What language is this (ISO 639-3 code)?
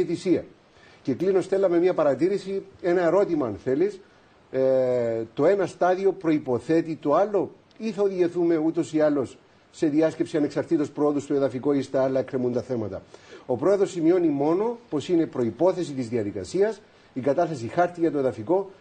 ell